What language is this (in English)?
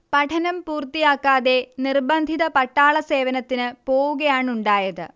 Malayalam